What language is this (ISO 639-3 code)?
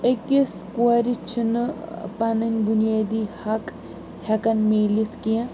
kas